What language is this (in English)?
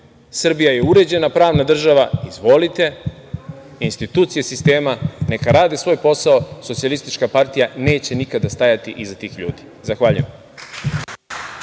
Serbian